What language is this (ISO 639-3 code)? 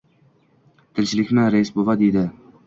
uzb